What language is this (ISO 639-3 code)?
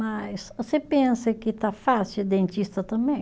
por